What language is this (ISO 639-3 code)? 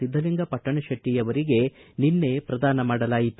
kan